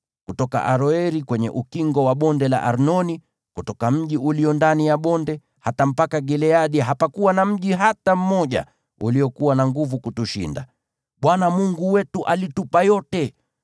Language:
Swahili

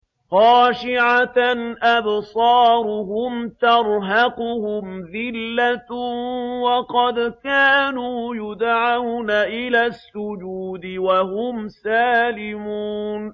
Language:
Arabic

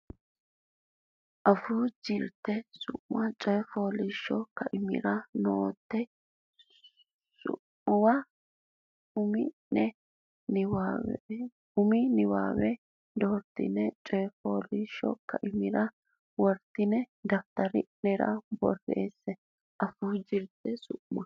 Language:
Sidamo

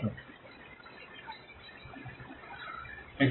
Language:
Bangla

